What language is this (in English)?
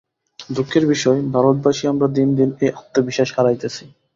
Bangla